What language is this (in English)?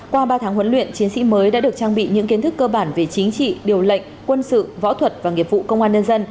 Vietnamese